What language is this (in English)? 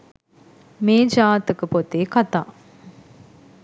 Sinhala